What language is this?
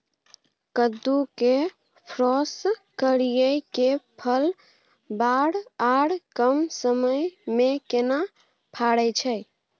Maithili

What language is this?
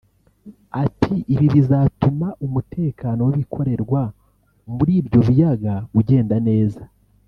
Kinyarwanda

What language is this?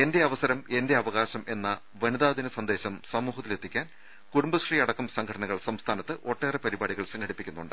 Malayalam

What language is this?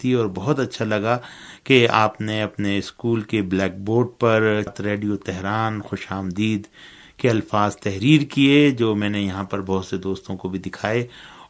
Urdu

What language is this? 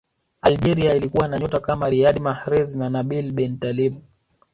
Swahili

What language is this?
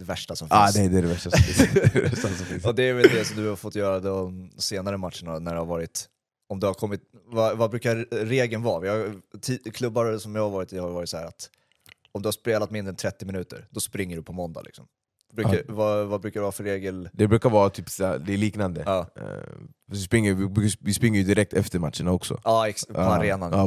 Swedish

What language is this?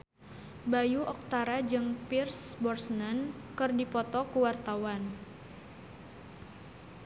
Sundanese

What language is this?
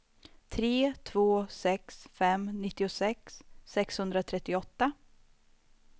Swedish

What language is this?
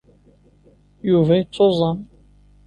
Kabyle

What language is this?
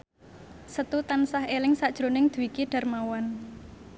Javanese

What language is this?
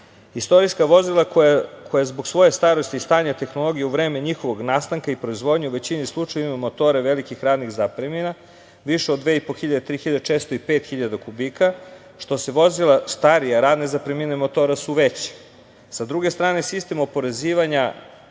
Serbian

